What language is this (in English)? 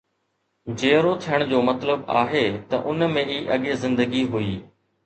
Sindhi